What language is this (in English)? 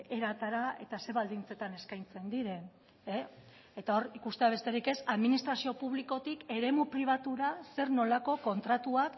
Basque